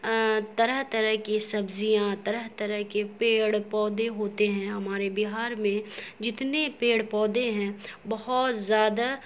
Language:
Urdu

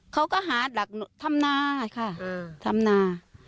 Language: Thai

